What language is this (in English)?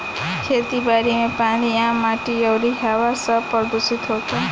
Bhojpuri